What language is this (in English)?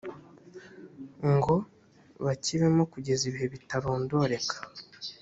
Kinyarwanda